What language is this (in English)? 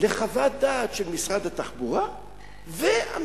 Hebrew